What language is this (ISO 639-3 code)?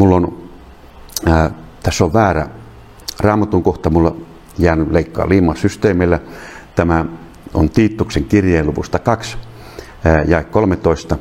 fin